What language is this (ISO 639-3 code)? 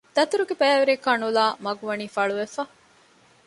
div